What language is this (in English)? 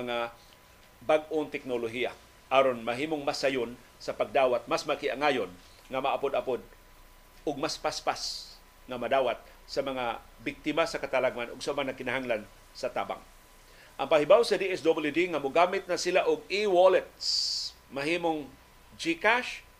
Filipino